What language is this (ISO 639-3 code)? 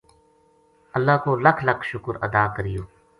gju